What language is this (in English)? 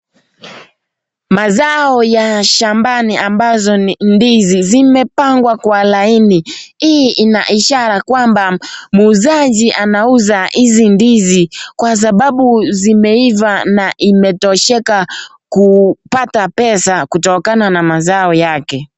Swahili